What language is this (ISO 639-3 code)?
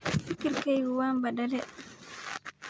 som